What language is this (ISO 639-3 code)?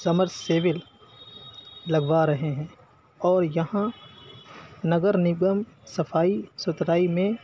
urd